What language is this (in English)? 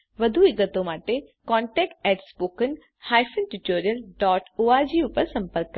Gujarati